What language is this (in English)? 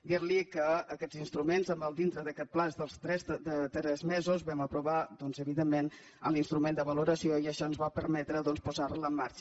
Catalan